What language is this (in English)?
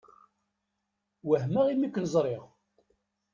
Kabyle